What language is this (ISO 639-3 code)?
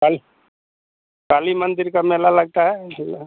hin